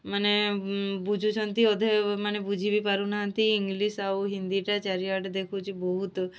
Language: Odia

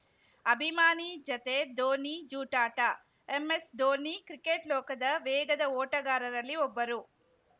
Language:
Kannada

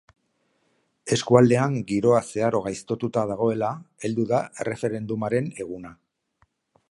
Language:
Basque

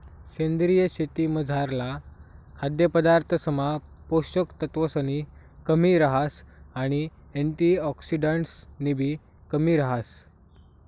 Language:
Marathi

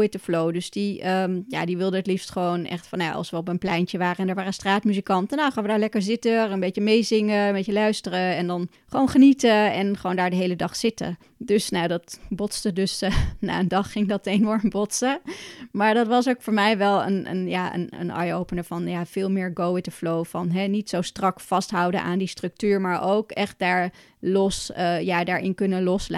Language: Dutch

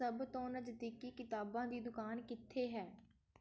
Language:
Punjabi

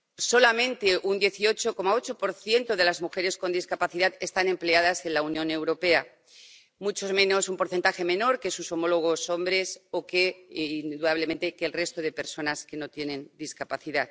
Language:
Spanish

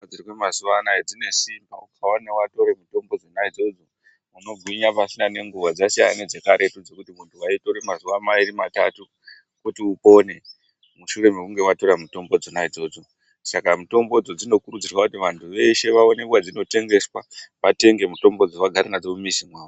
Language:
Ndau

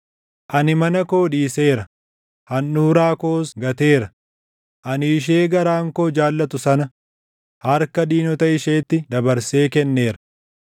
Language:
Oromo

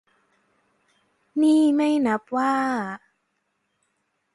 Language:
Thai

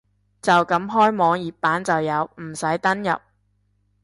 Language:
Cantonese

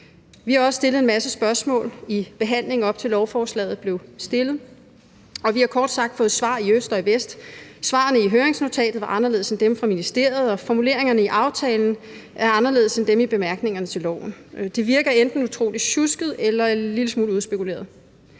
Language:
Danish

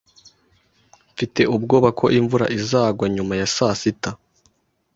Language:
Kinyarwanda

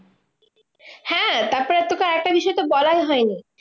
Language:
Bangla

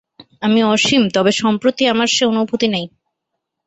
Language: Bangla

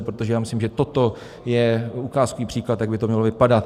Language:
Czech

